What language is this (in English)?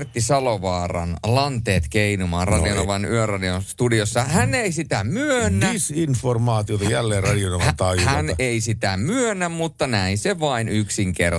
Finnish